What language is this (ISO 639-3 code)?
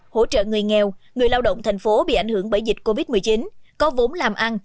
vie